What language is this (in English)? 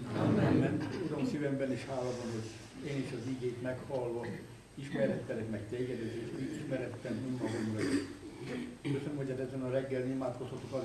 Hungarian